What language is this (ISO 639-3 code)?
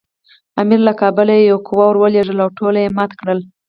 pus